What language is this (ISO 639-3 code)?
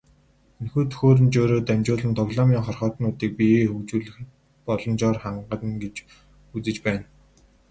mon